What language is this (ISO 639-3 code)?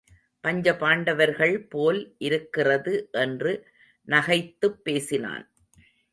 tam